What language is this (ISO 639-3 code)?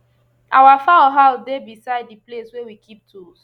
pcm